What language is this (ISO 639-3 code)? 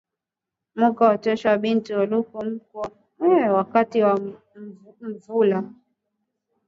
swa